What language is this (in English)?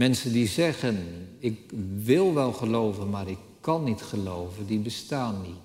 Dutch